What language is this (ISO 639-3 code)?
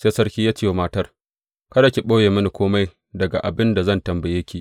hau